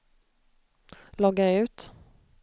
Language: Swedish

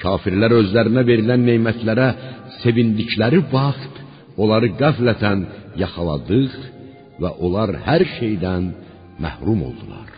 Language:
Persian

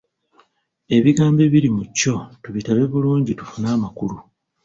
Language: Ganda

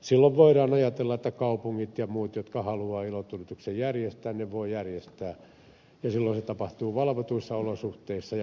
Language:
Finnish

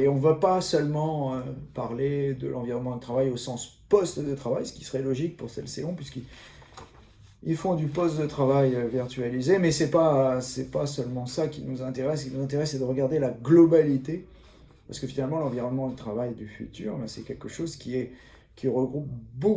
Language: French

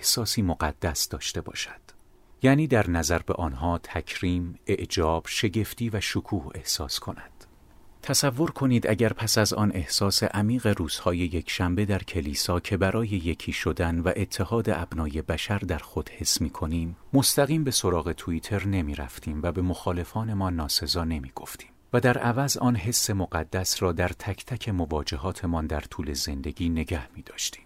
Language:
Persian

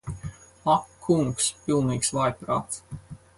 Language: Latvian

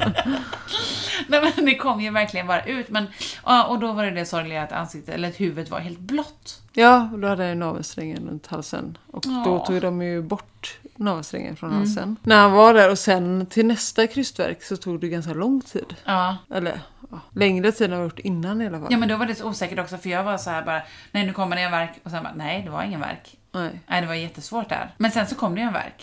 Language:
Swedish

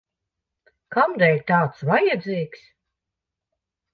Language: Latvian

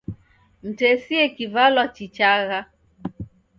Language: Taita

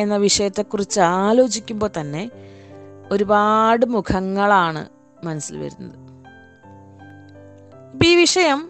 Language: Malayalam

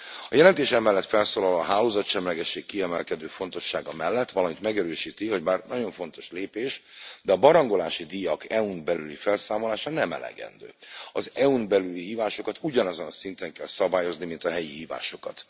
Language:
Hungarian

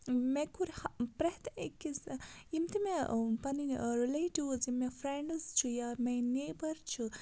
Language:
Kashmiri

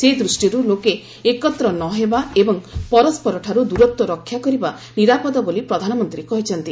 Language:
Odia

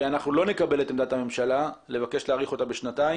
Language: Hebrew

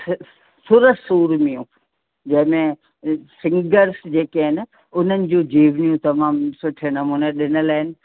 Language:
Sindhi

